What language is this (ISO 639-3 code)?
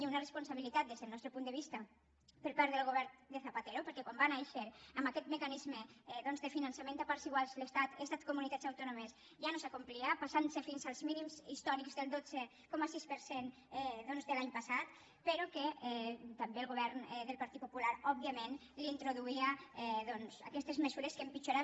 cat